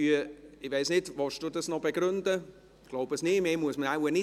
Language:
Swiss German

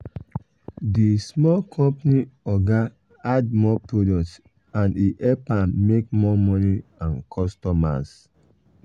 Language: Nigerian Pidgin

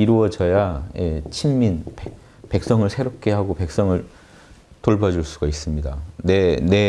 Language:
Korean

